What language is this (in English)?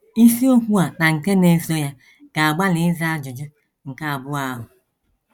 Igbo